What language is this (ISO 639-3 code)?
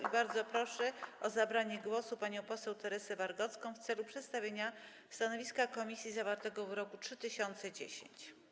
pol